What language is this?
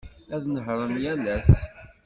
Kabyle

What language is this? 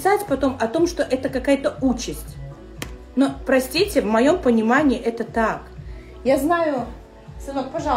Russian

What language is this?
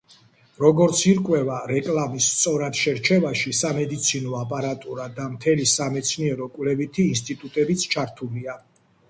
Georgian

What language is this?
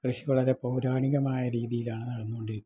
Malayalam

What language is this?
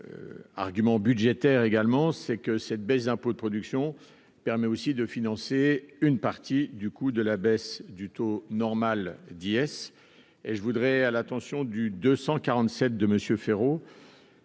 French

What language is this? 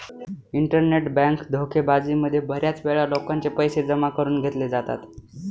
Marathi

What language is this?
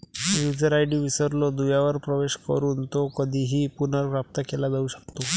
Marathi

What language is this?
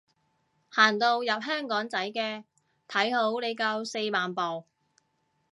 Cantonese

